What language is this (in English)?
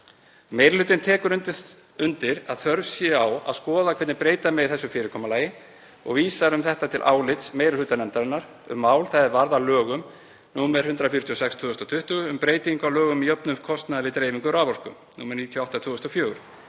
Icelandic